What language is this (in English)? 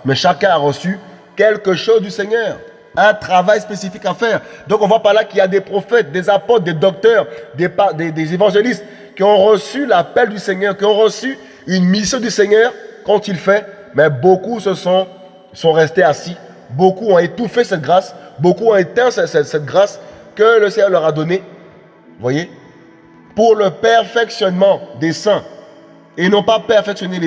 French